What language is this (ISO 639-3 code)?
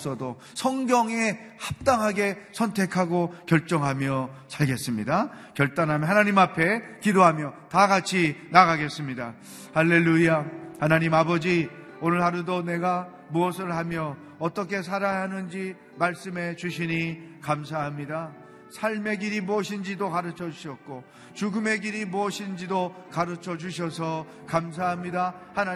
kor